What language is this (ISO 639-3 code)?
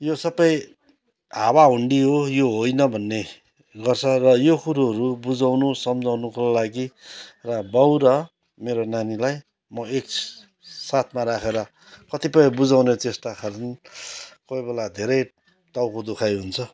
nep